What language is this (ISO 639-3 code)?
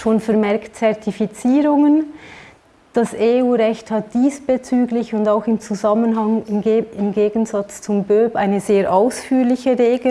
deu